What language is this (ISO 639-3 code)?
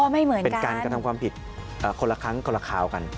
tha